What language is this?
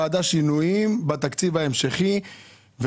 Hebrew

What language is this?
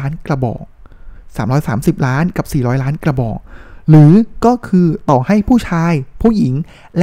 Thai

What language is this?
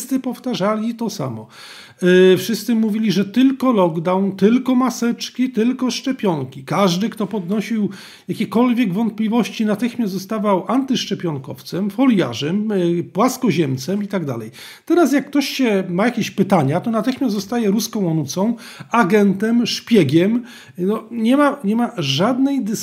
Polish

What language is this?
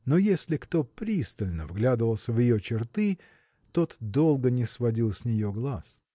Russian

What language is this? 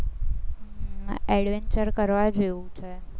Gujarati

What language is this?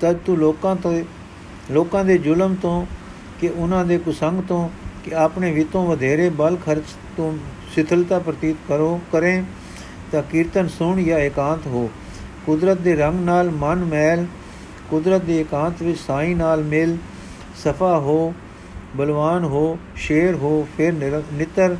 Punjabi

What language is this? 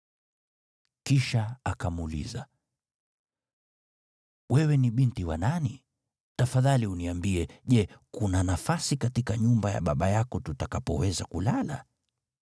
Swahili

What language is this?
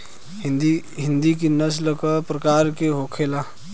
Bhojpuri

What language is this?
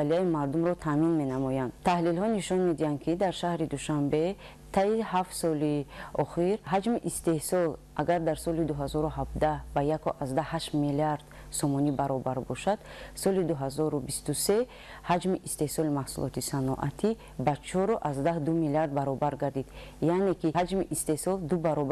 Persian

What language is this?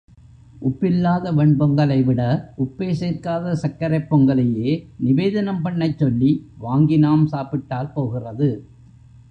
Tamil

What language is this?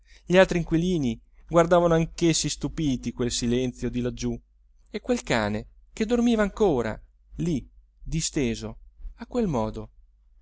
Italian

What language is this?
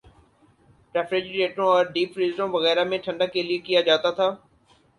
Urdu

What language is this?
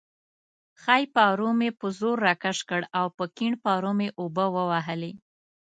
Pashto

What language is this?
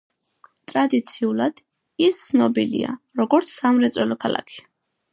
Georgian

